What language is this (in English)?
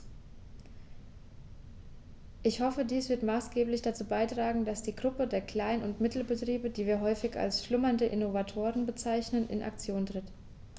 German